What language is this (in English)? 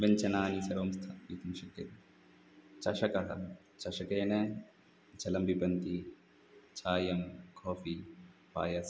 Sanskrit